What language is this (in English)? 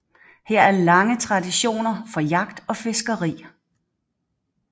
Danish